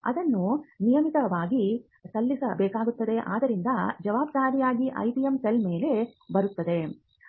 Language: Kannada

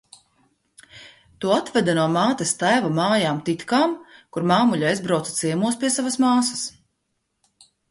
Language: Latvian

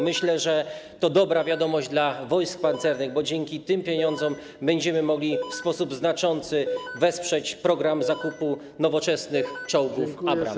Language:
Polish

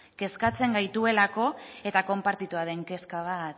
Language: Basque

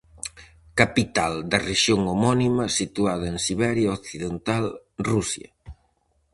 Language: Galician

